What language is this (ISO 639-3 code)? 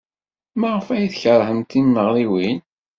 kab